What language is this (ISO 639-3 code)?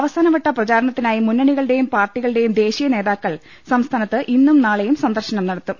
mal